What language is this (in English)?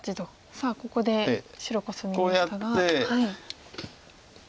Japanese